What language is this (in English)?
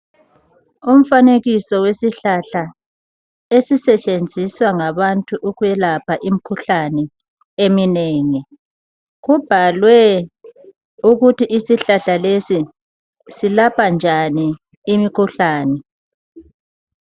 North Ndebele